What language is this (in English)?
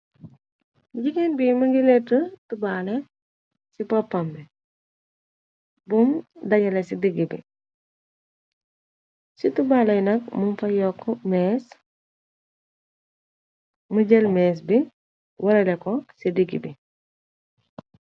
Wolof